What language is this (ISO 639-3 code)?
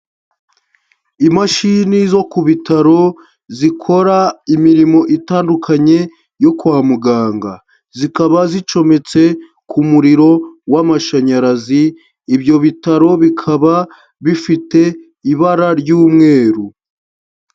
kin